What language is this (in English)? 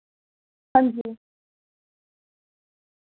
Dogri